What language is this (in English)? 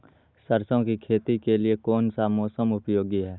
Magahi